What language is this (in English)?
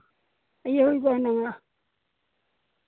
Santali